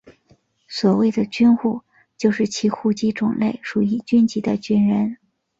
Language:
Chinese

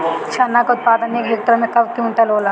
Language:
Bhojpuri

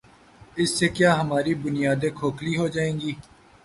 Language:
Urdu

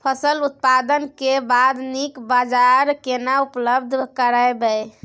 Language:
Maithili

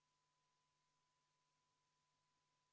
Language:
Estonian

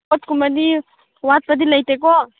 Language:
Manipuri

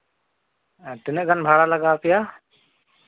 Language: Santali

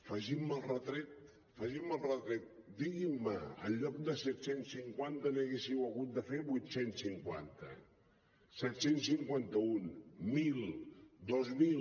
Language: Catalan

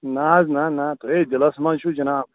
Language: Kashmiri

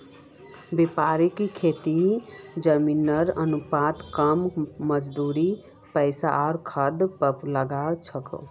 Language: Magahi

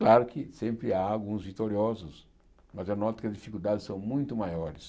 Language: Portuguese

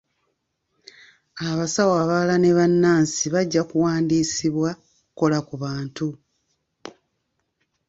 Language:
Ganda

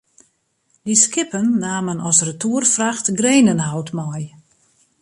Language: Western Frisian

